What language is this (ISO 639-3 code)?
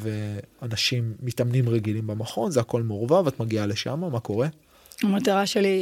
heb